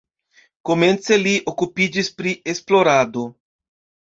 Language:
Esperanto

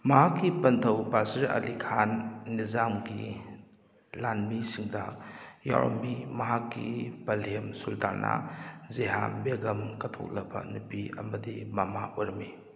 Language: Manipuri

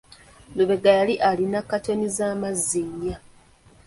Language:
Ganda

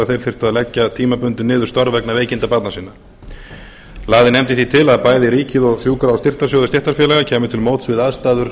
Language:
Icelandic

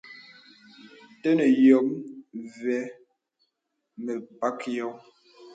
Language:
Bebele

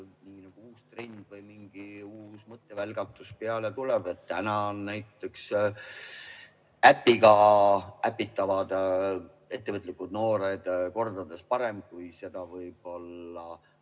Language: Estonian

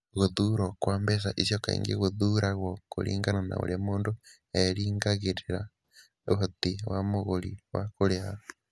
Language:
Kikuyu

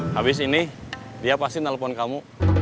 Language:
Indonesian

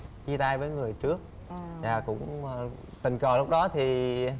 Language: Vietnamese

